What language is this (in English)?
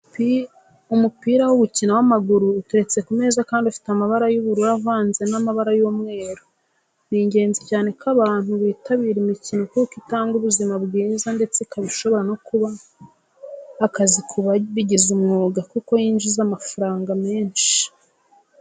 Kinyarwanda